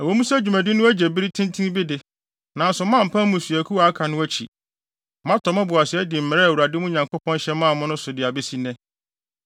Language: Akan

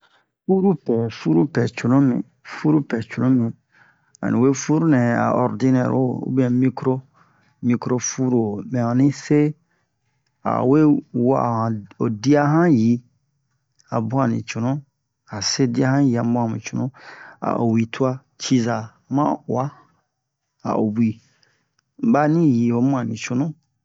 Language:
Bomu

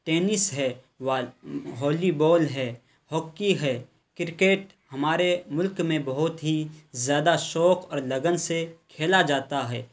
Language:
Urdu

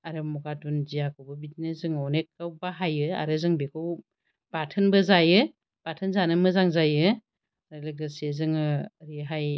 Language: Bodo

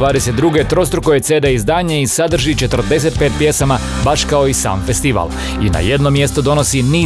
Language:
Croatian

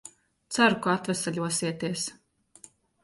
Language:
Latvian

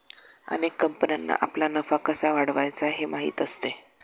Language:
Marathi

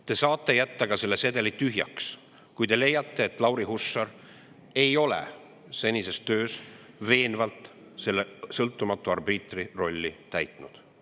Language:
Estonian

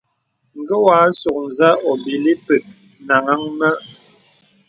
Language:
Bebele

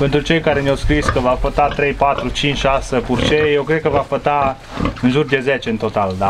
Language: Romanian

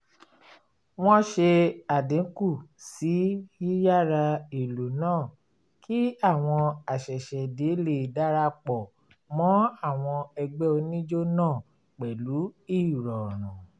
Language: Yoruba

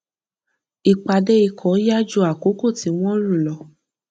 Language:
Yoruba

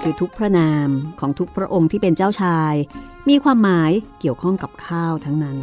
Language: Thai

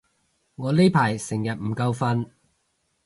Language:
Cantonese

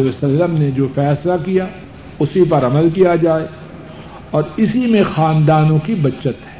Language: Urdu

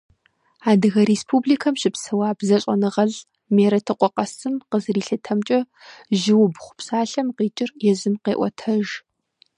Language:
Kabardian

